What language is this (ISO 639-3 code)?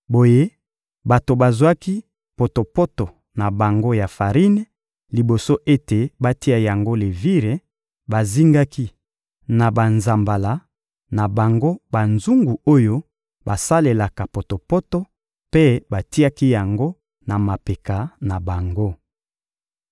lin